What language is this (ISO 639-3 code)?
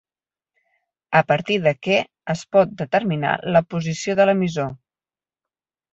cat